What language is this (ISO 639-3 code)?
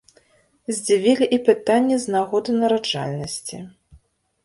bel